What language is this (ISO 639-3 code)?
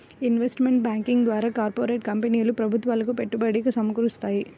tel